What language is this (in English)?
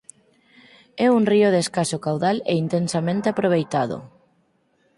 Galician